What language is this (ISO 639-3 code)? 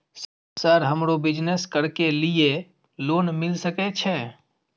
mai